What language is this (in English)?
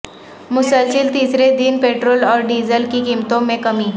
Urdu